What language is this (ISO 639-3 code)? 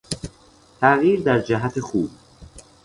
fas